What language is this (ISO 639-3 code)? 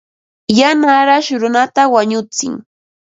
qva